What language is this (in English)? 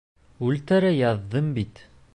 Bashkir